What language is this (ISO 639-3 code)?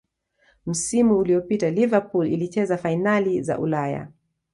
swa